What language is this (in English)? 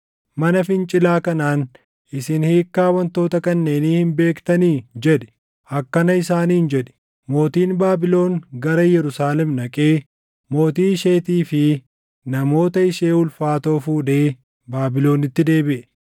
Oromo